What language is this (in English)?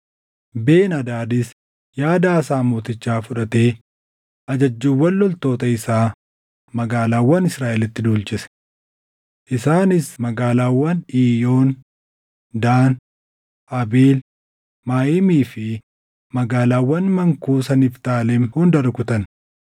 Oromo